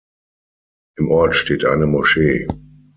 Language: German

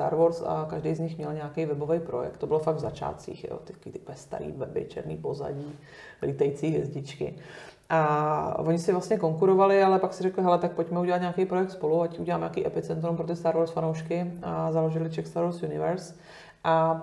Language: Czech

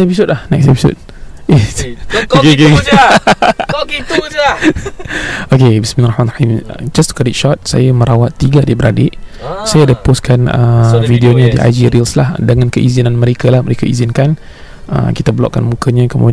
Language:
Malay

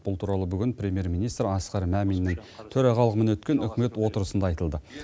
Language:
Kazakh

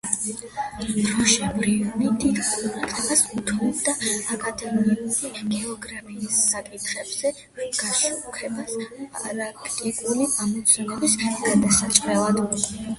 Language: Georgian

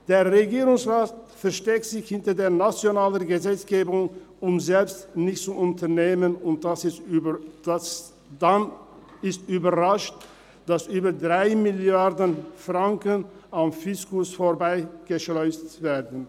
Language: Swiss German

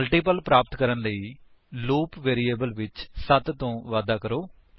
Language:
Punjabi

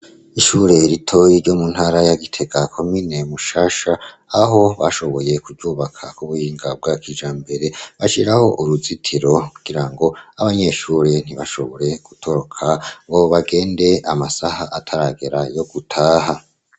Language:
Rundi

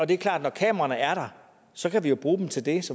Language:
Danish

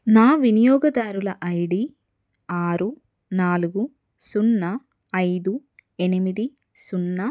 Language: Telugu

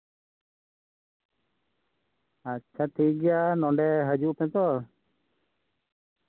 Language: Santali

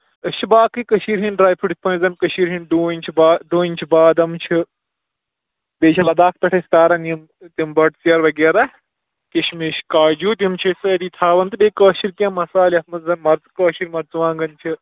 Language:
Kashmiri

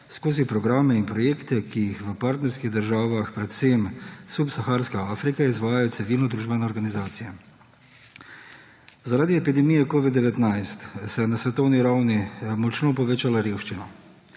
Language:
Slovenian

